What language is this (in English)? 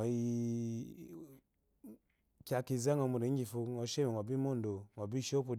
Eloyi